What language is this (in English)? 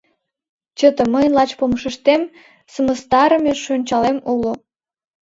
Mari